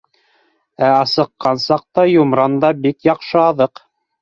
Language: Bashkir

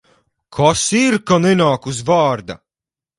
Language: Latvian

